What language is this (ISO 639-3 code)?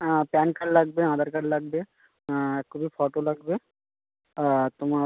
ben